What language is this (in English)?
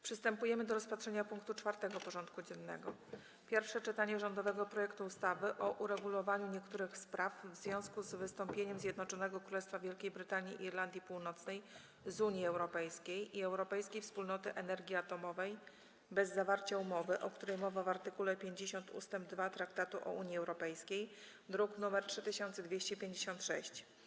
Polish